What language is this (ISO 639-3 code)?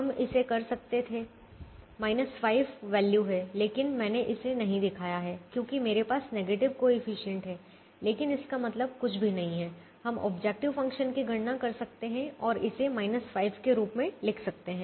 hin